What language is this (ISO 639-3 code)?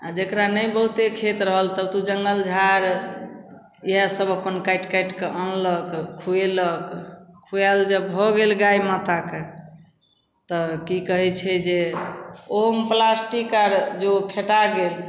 mai